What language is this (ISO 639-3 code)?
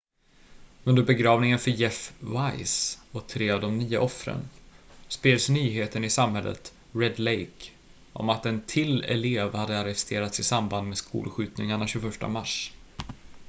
swe